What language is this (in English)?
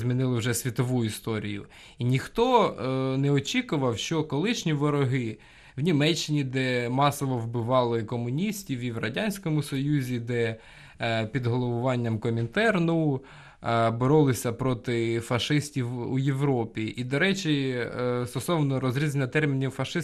Ukrainian